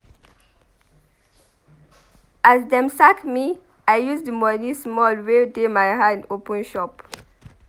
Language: Nigerian Pidgin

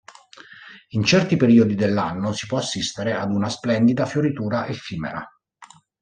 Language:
Italian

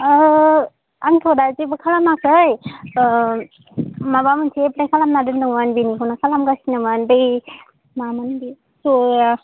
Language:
Bodo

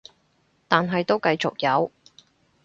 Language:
Cantonese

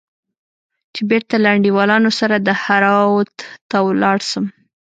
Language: Pashto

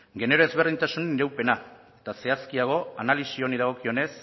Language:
Basque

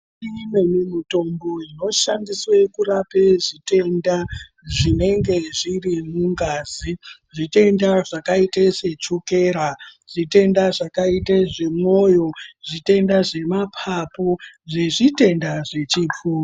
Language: Ndau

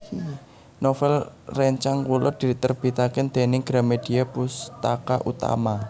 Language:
Javanese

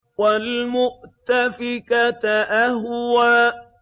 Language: Arabic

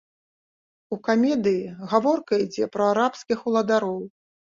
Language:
Belarusian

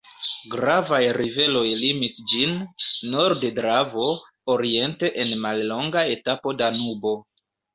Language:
Esperanto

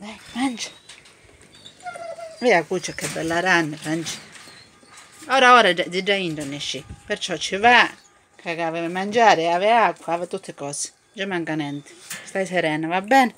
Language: Italian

